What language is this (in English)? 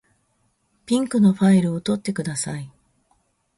Japanese